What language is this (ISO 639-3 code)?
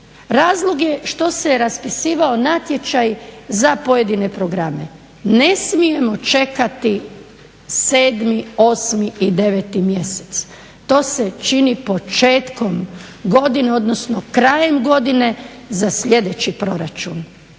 hrv